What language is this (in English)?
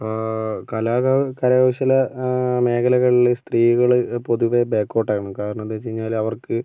Malayalam